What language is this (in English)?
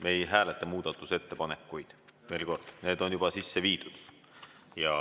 Estonian